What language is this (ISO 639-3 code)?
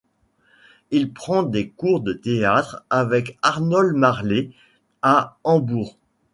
fra